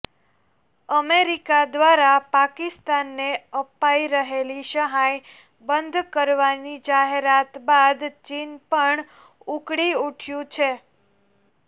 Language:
Gujarati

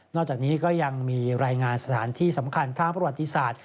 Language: Thai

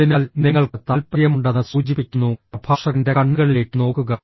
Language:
Malayalam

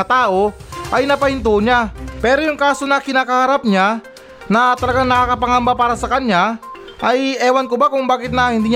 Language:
Filipino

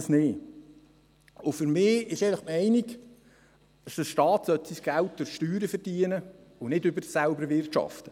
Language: Swiss German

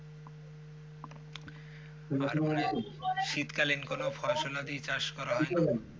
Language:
Bangla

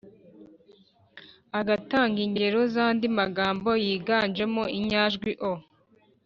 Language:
Kinyarwanda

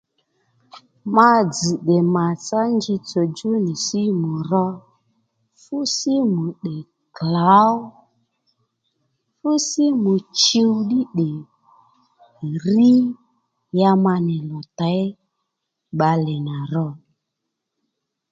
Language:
Lendu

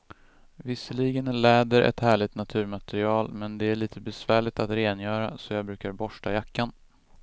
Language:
Swedish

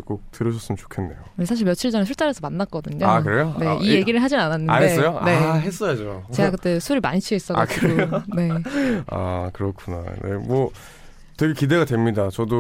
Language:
Korean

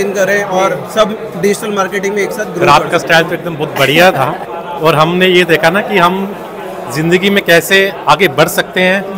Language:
Hindi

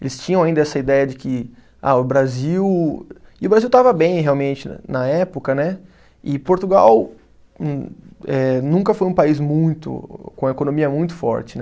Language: Portuguese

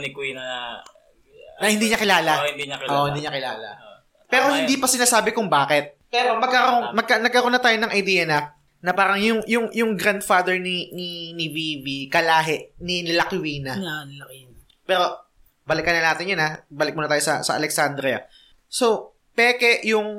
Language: Filipino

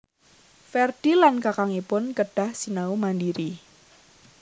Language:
Javanese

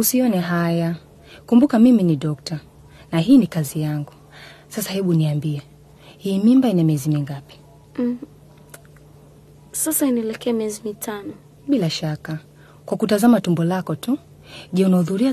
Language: Swahili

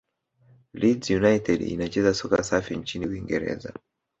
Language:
Swahili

